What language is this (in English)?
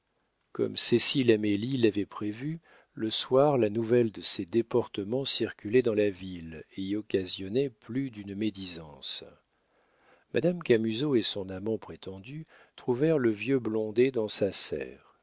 French